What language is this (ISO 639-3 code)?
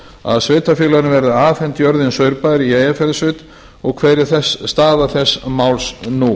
isl